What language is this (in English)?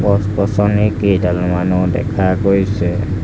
Assamese